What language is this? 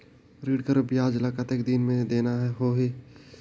Chhattisgarhi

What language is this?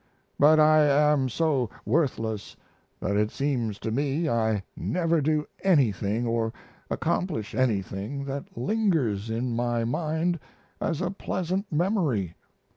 English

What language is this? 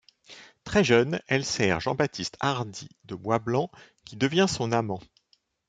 French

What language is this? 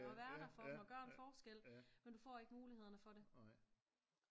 Danish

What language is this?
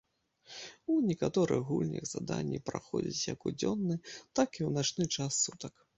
Belarusian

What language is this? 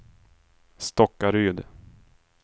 Swedish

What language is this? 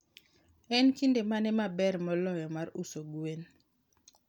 Luo (Kenya and Tanzania)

